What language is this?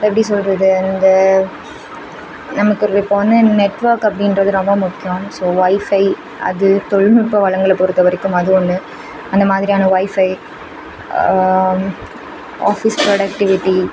Tamil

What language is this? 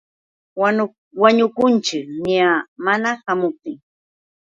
Yauyos Quechua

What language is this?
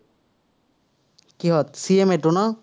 Assamese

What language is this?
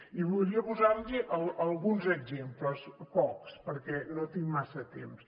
Catalan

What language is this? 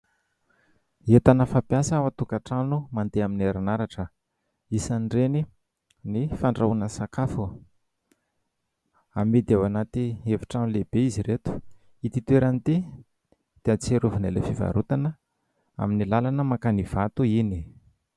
Malagasy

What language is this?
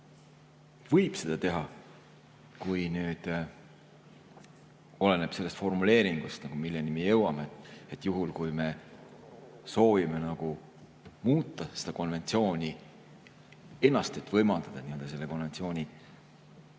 Estonian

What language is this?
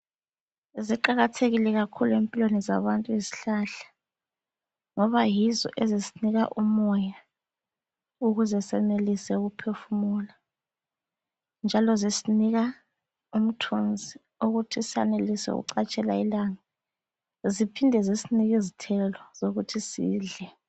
North Ndebele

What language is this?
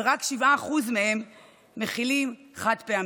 Hebrew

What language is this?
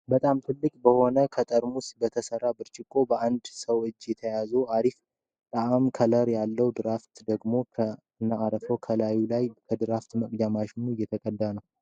Amharic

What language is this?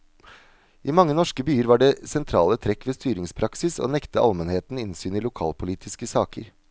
Norwegian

